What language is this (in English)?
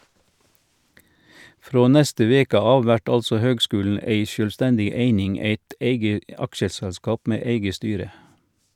Norwegian